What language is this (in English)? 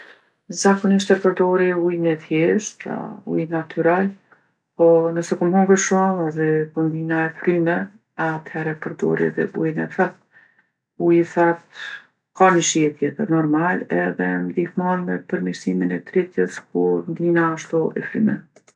Gheg Albanian